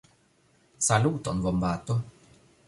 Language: Esperanto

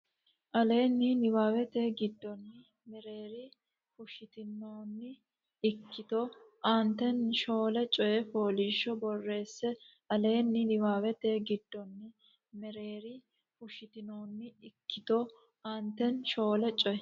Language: Sidamo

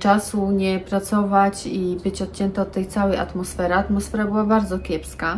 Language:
Polish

